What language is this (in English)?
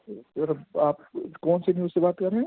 Urdu